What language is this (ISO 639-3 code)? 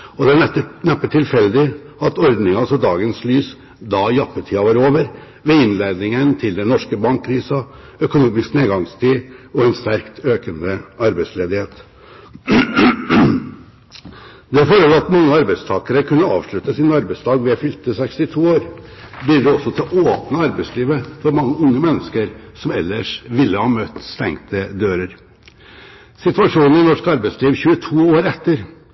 nob